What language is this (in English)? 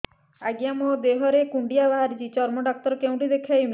Odia